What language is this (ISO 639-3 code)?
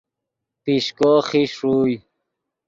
ydg